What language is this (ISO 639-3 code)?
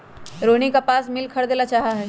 mag